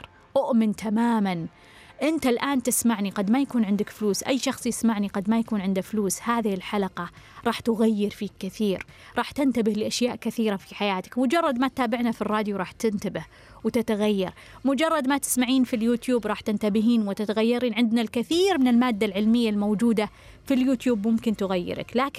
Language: Arabic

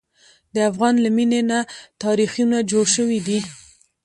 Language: Pashto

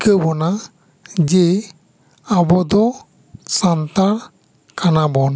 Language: Santali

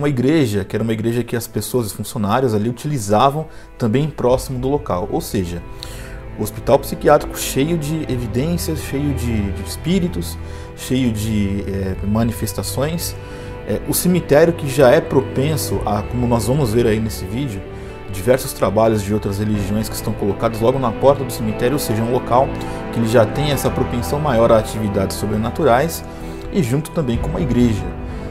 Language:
Portuguese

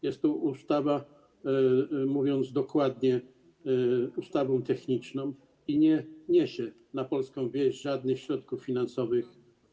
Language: Polish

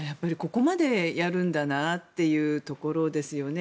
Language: Japanese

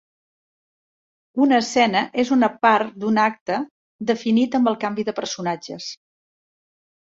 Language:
Catalan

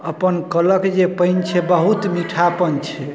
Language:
Maithili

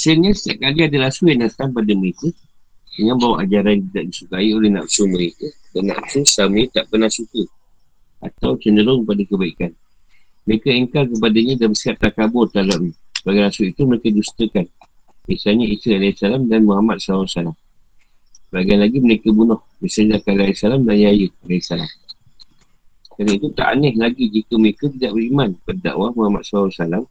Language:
Malay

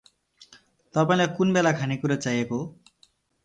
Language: Nepali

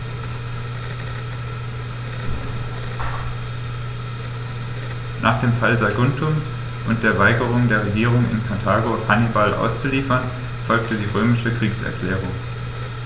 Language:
German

